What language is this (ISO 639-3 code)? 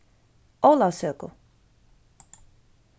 fao